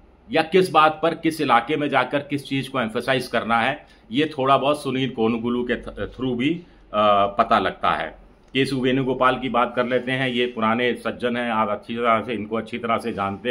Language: Hindi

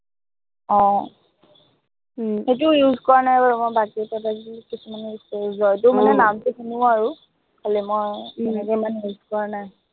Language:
Assamese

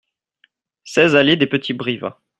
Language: French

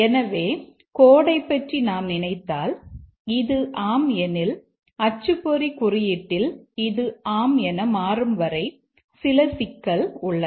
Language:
Tamil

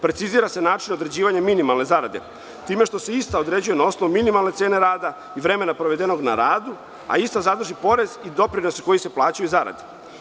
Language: Serbian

